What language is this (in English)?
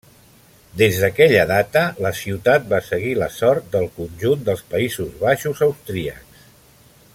Catalan